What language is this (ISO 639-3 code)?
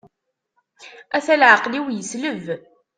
kab